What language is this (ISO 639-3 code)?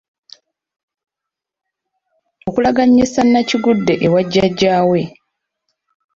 lug